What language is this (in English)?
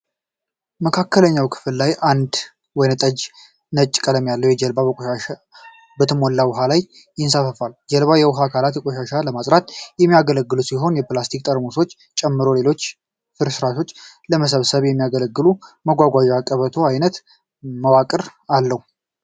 Amharic